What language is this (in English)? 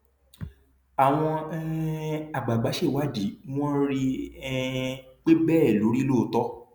Yoruba